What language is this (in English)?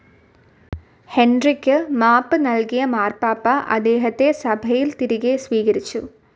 Malayalam